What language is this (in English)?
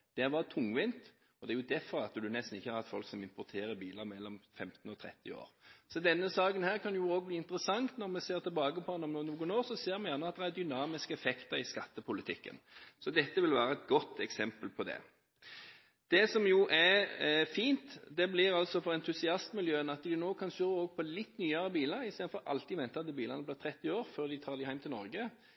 Norwegian Bokmål